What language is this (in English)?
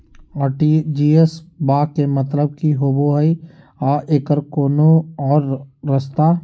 Magahi